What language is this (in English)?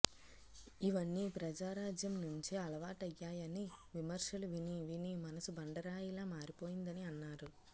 Telugu